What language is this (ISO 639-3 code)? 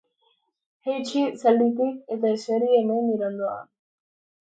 eus